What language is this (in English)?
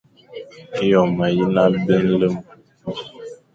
Fang